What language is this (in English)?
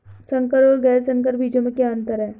Hindi